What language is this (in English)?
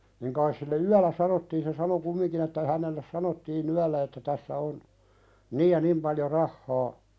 Finnish